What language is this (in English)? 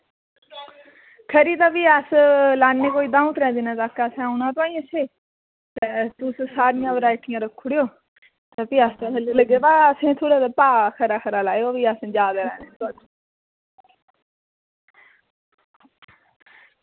Dogri